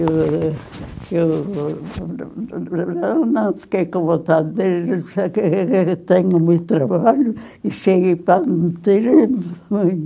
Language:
Portuguese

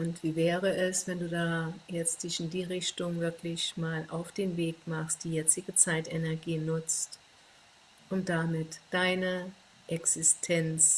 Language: German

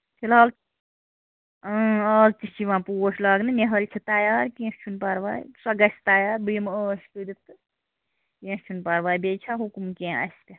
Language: Kashmiri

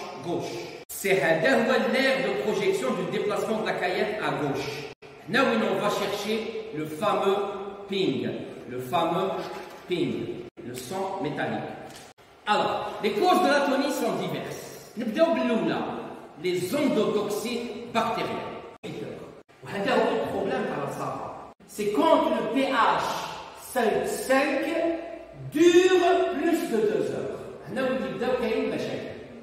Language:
French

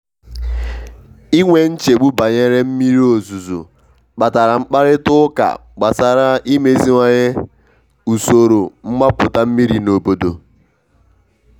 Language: Igbo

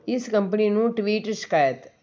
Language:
Punjabi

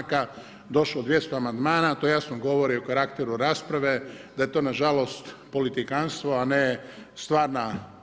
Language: Croatian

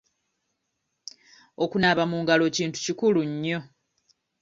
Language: Ganda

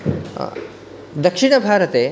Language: Sanskrit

